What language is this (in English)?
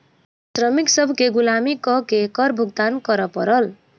Maithili